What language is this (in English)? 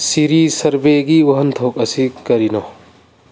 Manipuri